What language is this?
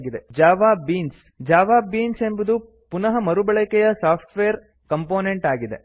Kannada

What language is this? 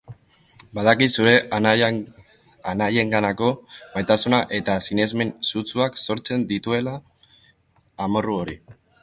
Basque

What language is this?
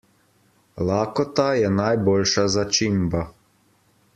Slovenian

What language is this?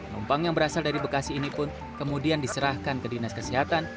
Indonesian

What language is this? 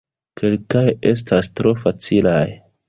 Esperanto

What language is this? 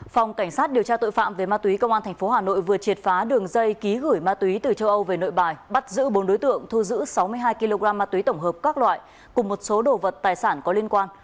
Vietnamese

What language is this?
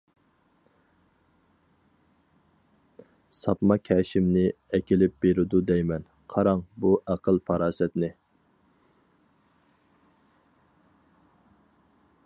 Uyghur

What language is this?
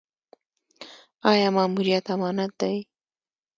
Pashto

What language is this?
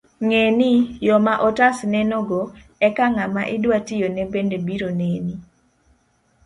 Luo (Kenya and Tanzania)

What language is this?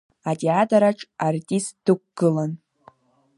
Abkhazian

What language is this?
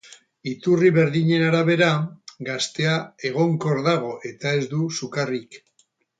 Basque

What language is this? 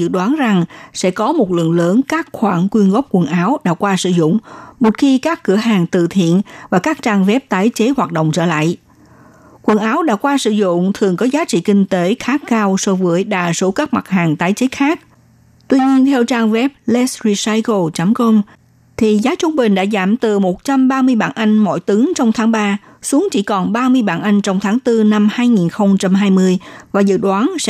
Vietnamese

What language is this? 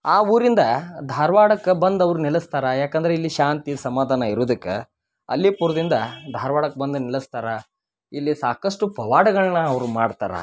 Kannada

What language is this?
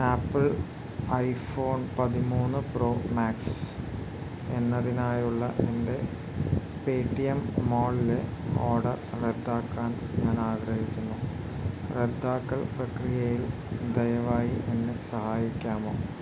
Malayalam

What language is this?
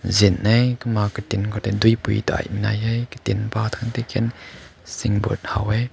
Rongmei Naga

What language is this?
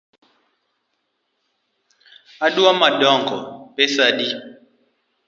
Luo (Kenya and Tanzania)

